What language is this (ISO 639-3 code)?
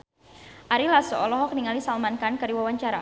sun